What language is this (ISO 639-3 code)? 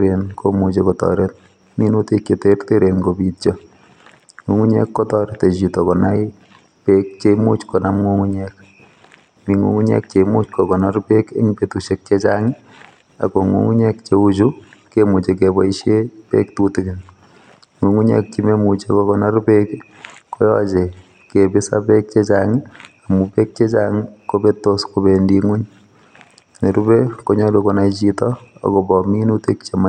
kln